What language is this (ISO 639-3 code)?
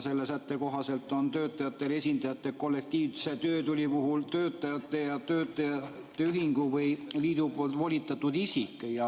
est